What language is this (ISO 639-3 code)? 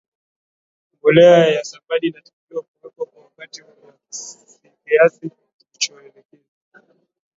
swa